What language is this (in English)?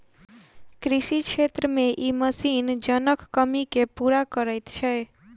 Maithili